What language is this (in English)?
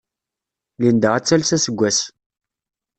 Kabyle